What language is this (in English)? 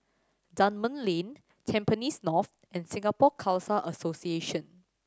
English